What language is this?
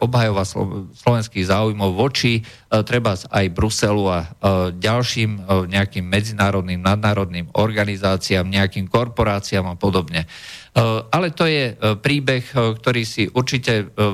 Slovak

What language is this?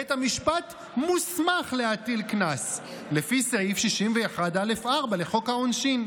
Hebrew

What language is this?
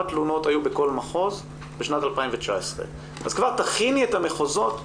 Hebrew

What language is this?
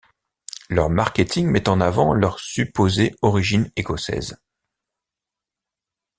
French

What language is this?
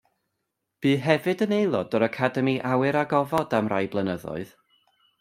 Welsh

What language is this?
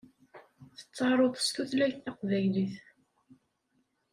Kabyle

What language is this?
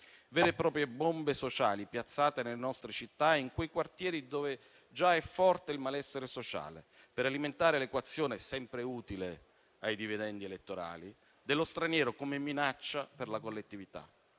Italian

